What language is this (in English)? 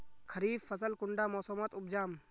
Magahi